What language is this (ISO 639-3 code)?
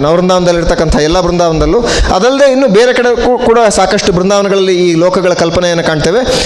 kan